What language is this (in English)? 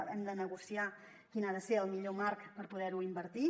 Catalan